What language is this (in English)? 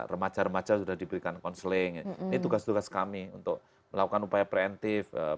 Indonesian